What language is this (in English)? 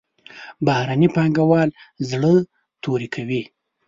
Pashto